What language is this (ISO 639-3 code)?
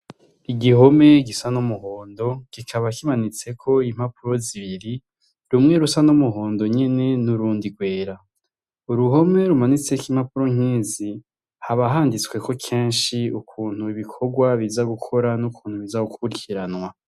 run